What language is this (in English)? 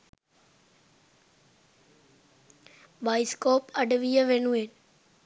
Sinhala